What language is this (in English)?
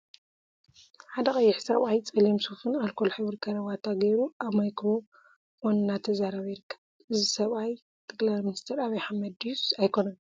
Tigrinya